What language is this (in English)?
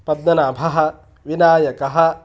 Sanskrit